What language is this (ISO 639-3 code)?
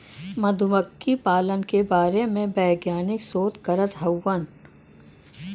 bho